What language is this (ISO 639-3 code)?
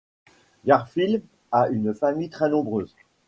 fra